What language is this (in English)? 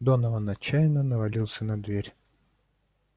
Russian